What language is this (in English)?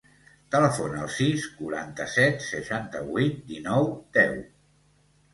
Catalan